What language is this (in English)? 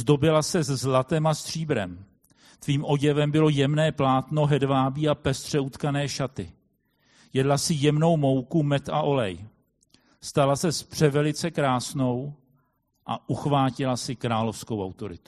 Czech